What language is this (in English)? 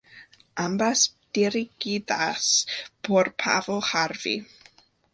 Spanish